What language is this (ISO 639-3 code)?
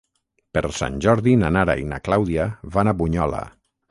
cat